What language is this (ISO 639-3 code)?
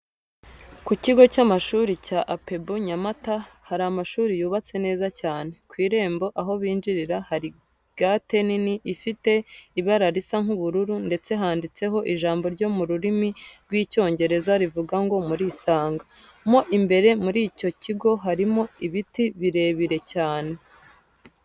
kin